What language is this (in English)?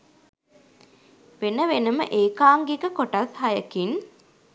Sinhala